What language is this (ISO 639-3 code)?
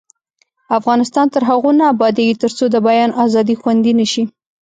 pus